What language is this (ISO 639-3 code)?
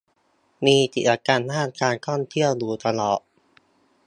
tha